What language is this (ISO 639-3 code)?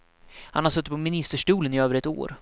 swe